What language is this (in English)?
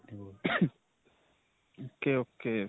Punjabi